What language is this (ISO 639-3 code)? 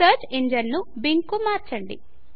tel